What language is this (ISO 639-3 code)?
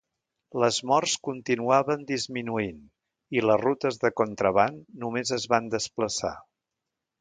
cat